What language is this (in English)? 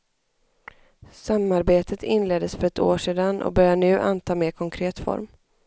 Swedish